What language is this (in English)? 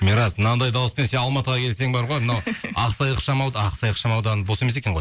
Kazakh